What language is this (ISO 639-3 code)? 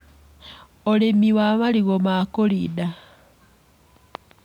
kik